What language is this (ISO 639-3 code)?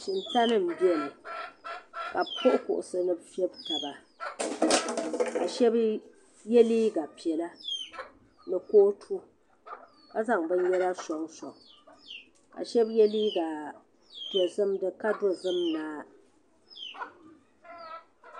dag